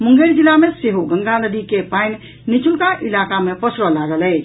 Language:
Maithili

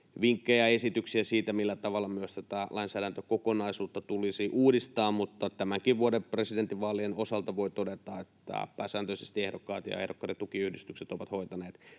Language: Finnish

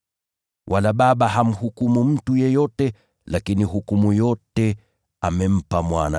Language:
Swahili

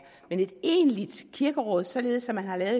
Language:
Danish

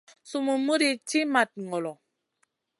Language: Masana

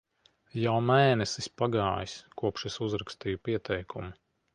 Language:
Latvian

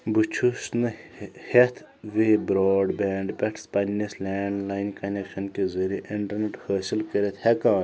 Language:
Kashmiri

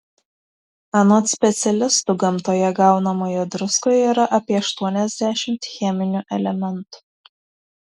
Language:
Lithuanian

